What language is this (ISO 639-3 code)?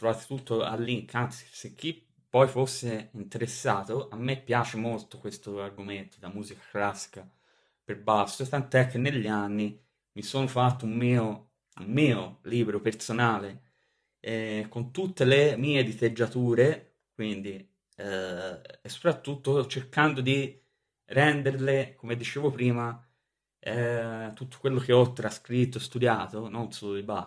ita